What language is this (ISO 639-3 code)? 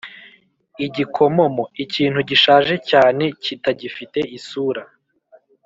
kin